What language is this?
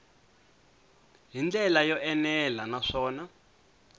Tsonga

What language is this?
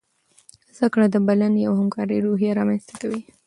Pashto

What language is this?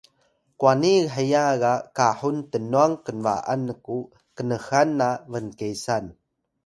Atayal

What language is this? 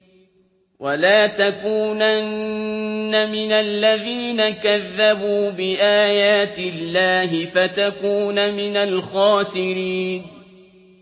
Arabic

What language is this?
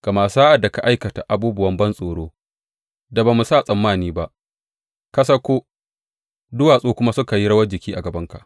Hausa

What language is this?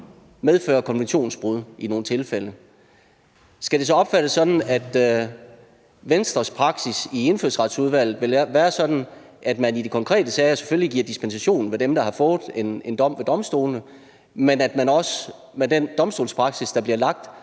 Danish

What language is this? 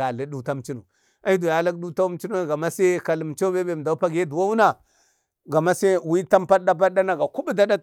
Bade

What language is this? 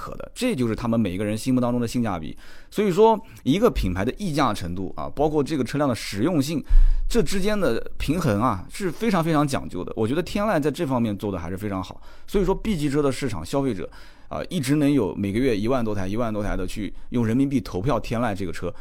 Chinese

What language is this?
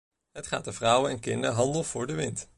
Dutch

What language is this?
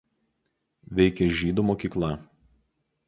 Lithuanian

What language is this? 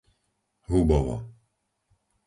Slovak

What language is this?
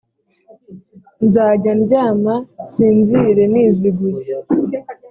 Kinyarwanda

